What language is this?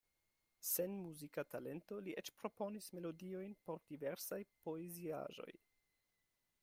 Esperanto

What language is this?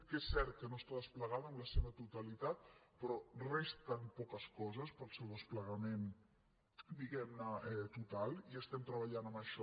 Catalan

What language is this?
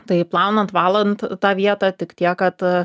Lithuanian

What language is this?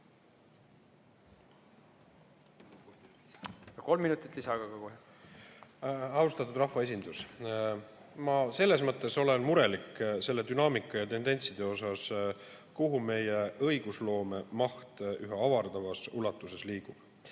Estonian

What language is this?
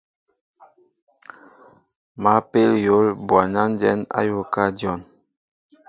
Mbo (Cameroon)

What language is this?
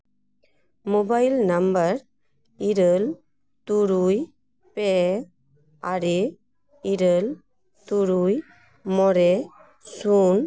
Santali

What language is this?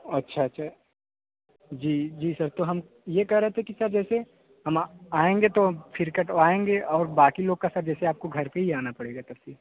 Hindi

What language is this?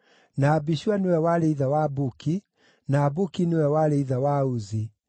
Kikuyu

